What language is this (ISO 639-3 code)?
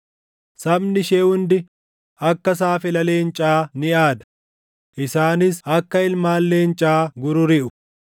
orm